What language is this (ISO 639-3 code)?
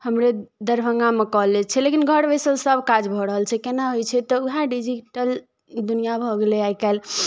mai